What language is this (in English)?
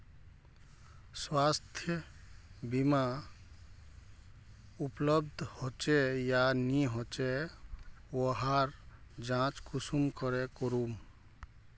Magahi